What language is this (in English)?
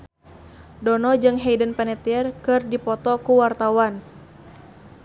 Sundanese